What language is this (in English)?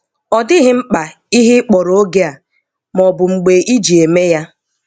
Igbo